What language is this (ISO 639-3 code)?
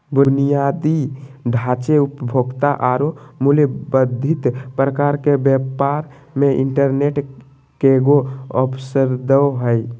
mag